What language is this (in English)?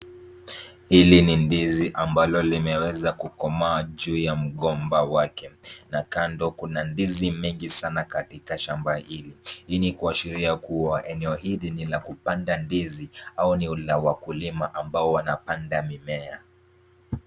Swahili